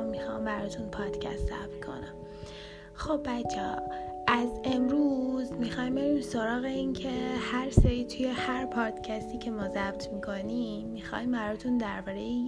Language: Persian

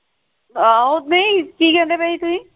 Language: Punjabi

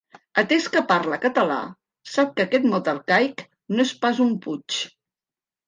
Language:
Catalan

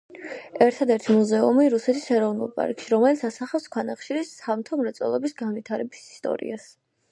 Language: Georgian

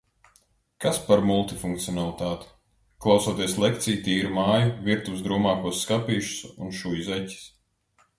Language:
Latvian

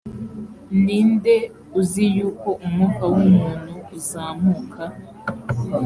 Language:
Kinyarwanda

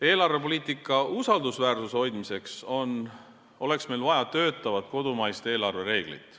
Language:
Estonian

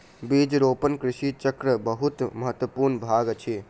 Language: Maithili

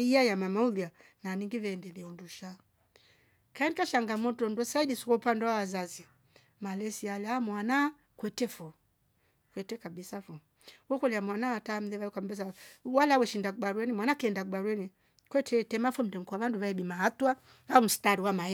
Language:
Rombo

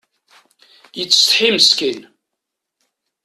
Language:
Kabyle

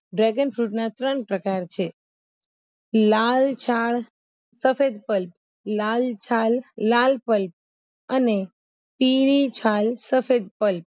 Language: Gujarati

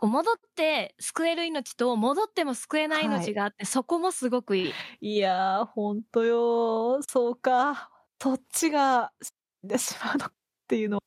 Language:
Japanese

